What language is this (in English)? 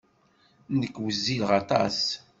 Kabyle